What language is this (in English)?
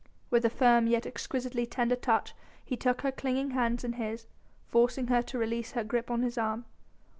English